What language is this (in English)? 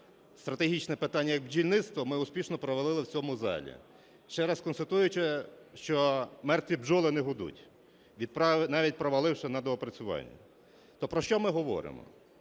Ukrainian